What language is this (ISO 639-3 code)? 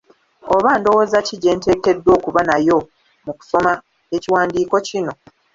lug